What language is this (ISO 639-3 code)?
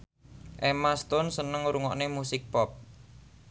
jav